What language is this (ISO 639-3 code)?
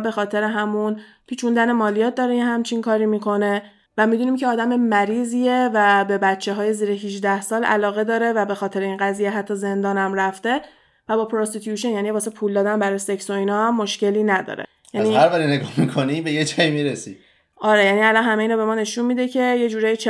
fas